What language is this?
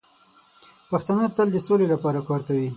Pashto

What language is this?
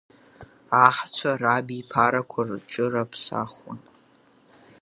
Abkhazian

